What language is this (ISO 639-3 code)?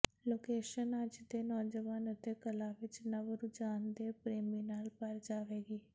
pan